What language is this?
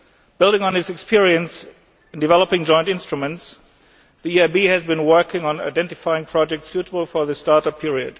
English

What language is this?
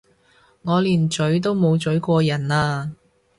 Cantonese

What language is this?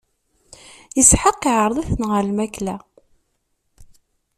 Kabyle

